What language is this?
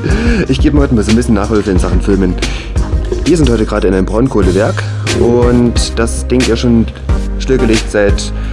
German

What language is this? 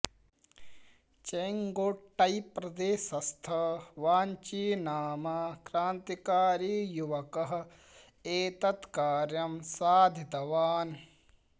Sanskrit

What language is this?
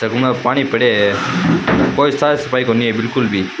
Rajasthani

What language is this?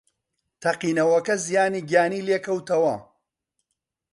Central Kurdish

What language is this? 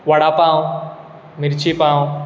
Konkani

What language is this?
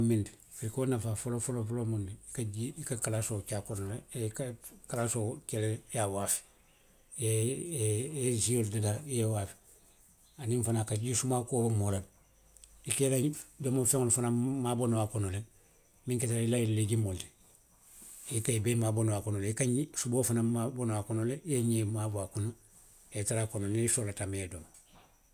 Western Maninkakan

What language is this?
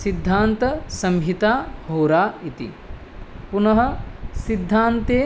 Sanskrit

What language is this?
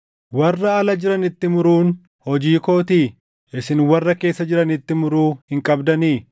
Oromo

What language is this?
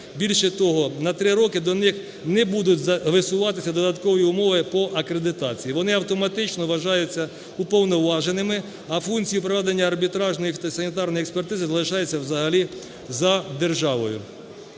Ukrainian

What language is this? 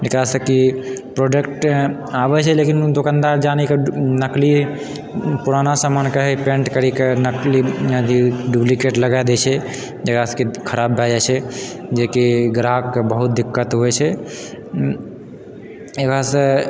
Maithili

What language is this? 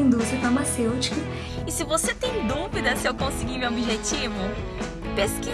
Portuguese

